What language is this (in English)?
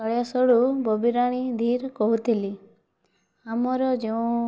Odia